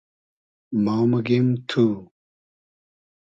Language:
Hazaragi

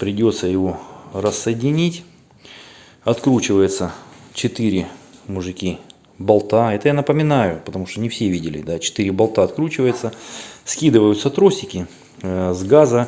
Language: Russian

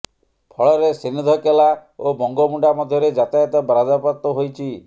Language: Odia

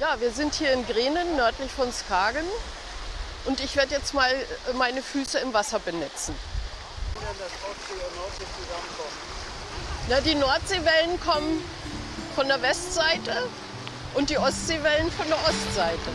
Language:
German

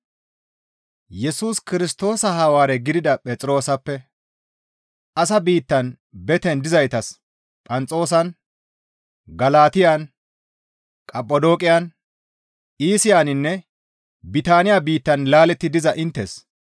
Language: Gamo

